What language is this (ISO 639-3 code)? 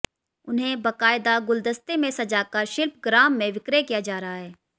hin